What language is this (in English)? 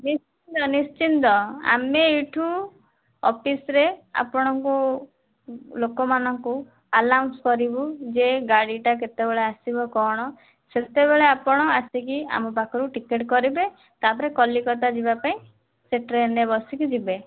Odia